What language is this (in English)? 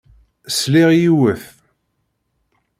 Kabyle